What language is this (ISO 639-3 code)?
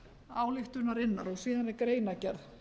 isl